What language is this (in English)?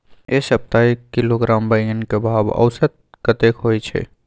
Maithili